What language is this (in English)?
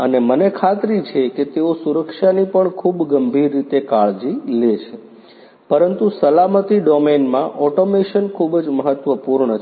Gujarati